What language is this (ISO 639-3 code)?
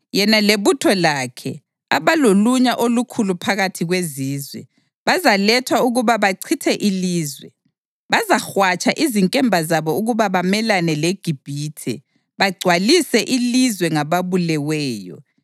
nde